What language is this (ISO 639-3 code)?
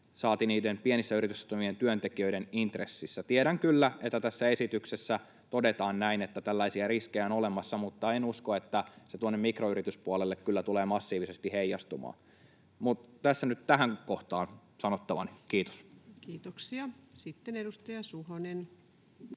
fin